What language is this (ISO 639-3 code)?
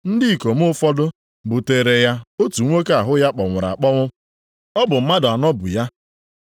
ibo